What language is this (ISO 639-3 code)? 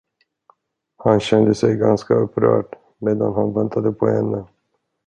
swe